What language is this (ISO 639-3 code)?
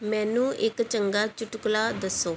pan